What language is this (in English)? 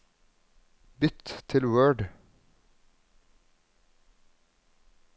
Norwegian